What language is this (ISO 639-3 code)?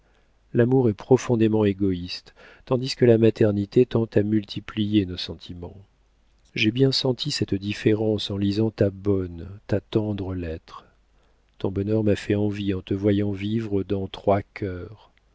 fra